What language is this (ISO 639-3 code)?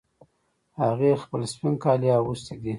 pus